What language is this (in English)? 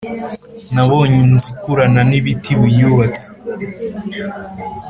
Kinyarwanda